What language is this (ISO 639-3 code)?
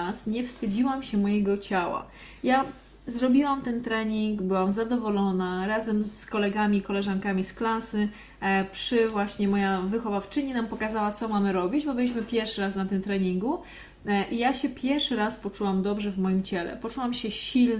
pol